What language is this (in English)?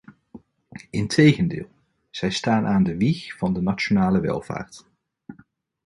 Dutch